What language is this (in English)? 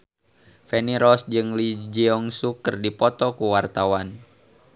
Sundanese